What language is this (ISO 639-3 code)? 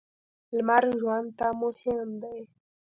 pus